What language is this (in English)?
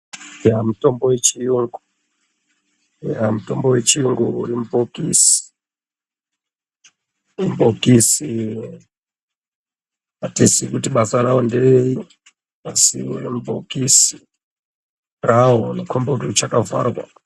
Ndau